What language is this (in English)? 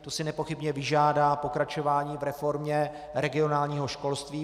Czech